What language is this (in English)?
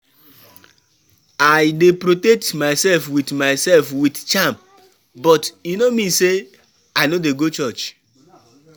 Nigerian Pidgin